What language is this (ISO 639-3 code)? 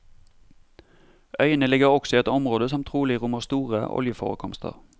nor